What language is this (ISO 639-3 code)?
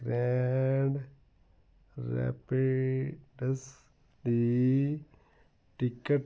pan